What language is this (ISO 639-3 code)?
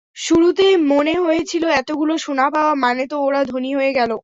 ben